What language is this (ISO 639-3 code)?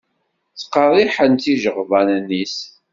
kab